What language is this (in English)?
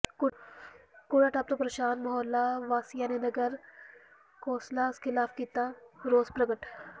Punjabi